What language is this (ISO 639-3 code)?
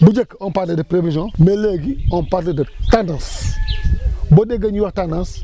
wol